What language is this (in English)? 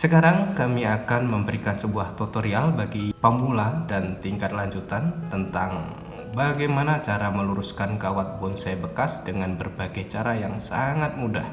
Indonesian